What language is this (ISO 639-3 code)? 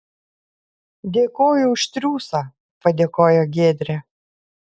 lit